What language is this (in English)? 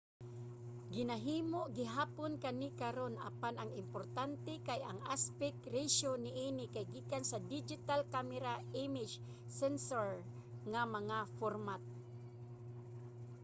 Cebuano